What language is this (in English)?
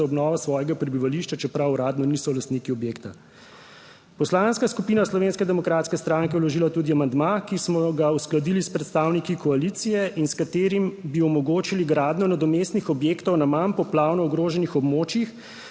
Slovenian